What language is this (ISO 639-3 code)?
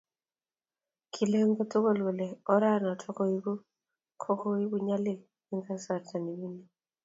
kln